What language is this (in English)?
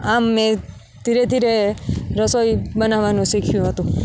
Gujarati